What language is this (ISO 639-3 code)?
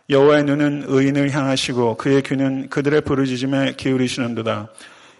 kor